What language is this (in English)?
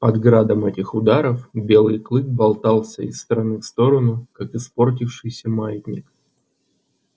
Russian